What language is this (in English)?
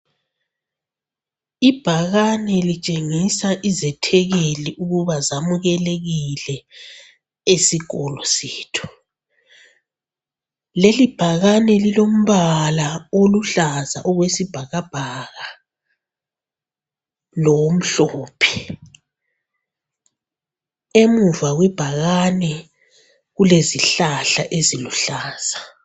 North Ndebele